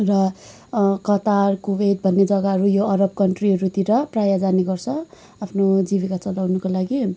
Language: Nepali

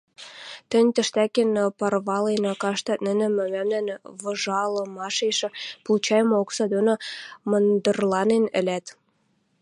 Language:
Western Mari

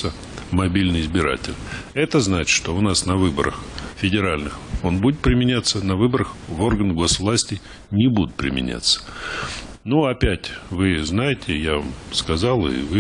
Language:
Russian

